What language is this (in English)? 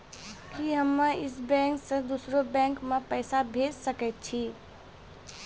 Maithili